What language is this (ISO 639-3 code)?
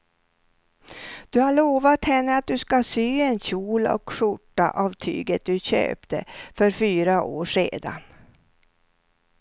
swe